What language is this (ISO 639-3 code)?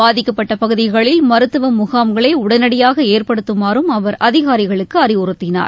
tam